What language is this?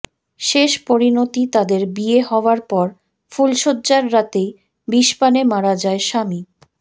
Bangla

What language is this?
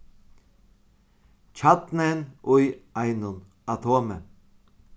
Faroese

